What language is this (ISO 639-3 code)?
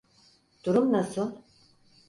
tur